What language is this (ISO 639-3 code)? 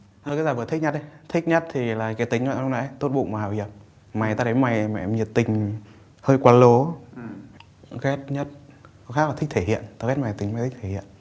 vie